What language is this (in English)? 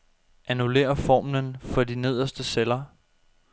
Danish